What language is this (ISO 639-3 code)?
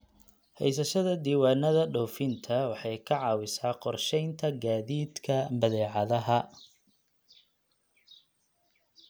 som